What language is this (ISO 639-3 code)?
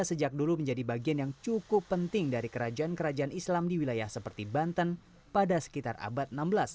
ind